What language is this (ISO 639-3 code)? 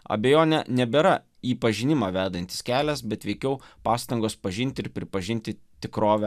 lit